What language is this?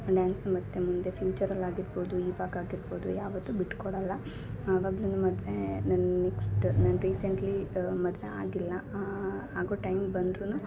Kannada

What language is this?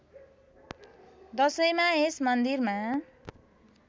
Nepali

